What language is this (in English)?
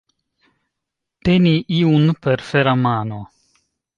Esperanto